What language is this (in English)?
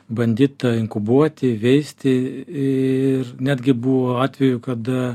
Lithuanian